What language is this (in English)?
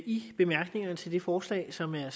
Danish